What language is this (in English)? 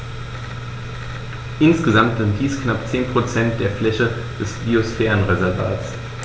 German